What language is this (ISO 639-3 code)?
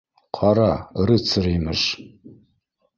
bak